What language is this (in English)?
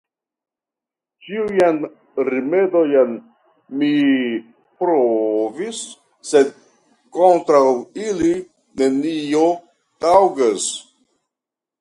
Esperanto